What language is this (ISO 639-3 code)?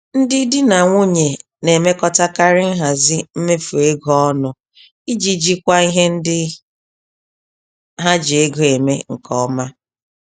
ibo